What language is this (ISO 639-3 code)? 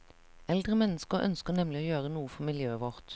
nor